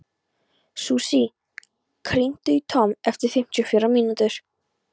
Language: Icelandic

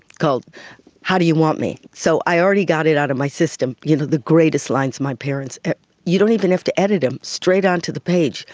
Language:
English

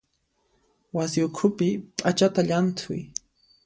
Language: Puno Quechua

